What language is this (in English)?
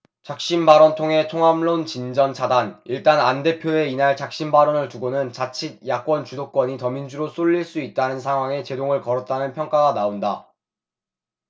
Korean